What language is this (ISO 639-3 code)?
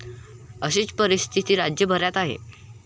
mar